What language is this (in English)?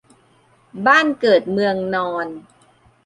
Thai